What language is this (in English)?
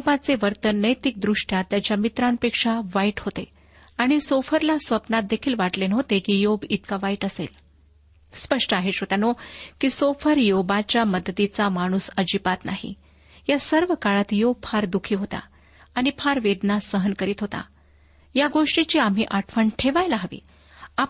Marathi